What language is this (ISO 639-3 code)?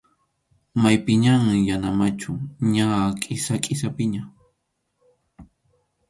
qxu